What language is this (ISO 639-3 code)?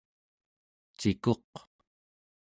esu